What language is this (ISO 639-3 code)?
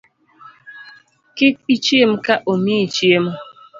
luo